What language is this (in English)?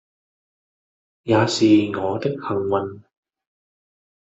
Cantonese